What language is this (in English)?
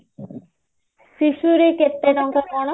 Odia